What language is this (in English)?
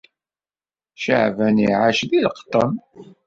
Kabyle